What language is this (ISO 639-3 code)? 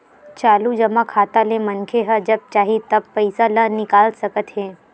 hne